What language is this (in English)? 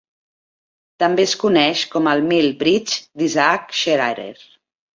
Catalan